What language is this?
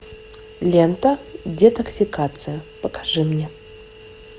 Russian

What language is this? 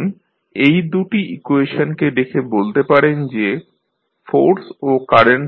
Bangla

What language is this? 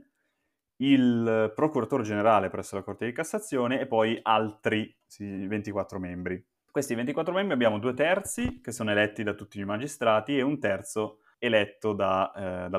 Italian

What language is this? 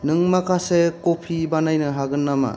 Bodo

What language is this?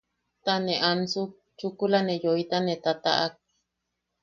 Yaqui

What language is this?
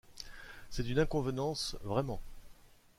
French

